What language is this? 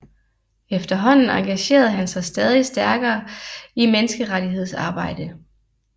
Danish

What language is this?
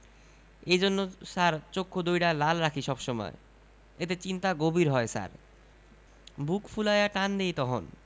Bangla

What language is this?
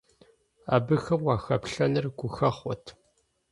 Kabardian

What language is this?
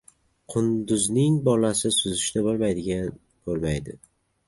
Uzbek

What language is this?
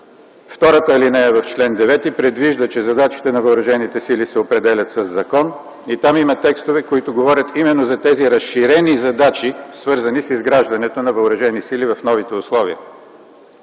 Bulgarian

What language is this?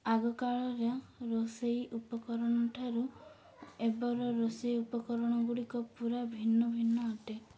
Odia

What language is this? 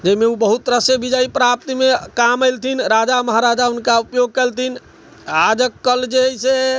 Maithili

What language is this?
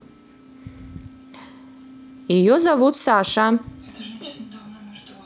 Russian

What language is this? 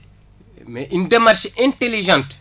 Wolof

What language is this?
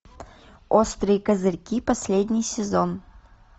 Russian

